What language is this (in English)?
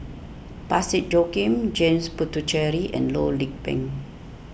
English